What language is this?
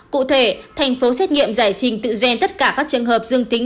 Vietnamese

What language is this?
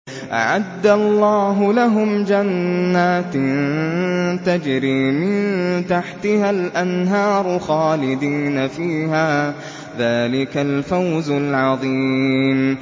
Arabic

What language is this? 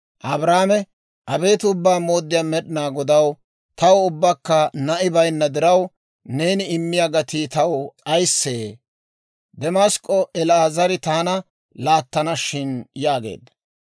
Dawro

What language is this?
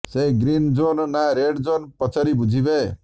Odia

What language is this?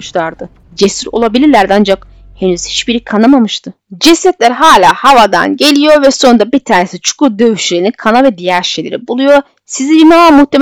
Turkish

